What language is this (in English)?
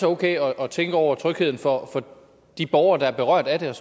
Danish